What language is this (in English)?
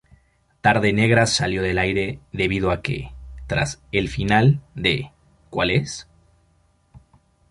Spanish